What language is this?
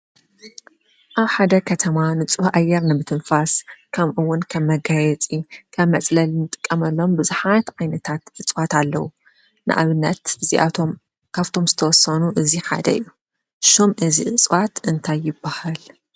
Tigrinya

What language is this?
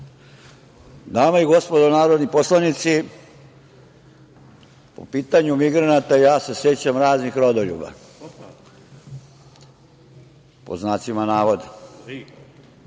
Serbian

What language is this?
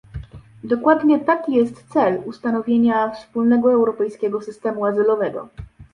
Polish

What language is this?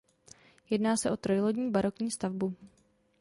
Czech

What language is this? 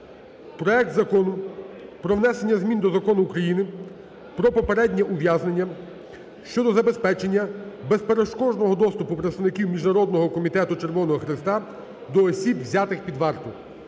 Ukrainian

